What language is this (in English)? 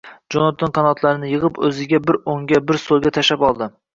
Uzbek